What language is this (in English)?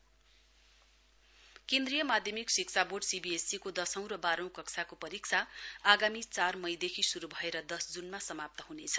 Nepali